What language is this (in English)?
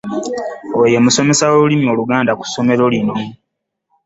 Ganda